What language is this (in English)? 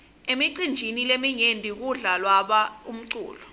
Swati